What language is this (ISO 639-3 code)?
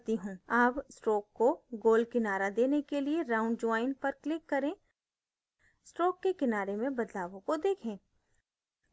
hin